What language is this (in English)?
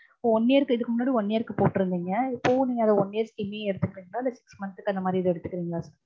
Tamil